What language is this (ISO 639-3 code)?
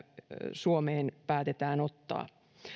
fin